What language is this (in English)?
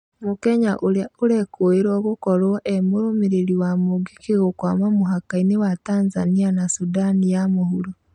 Kikuyu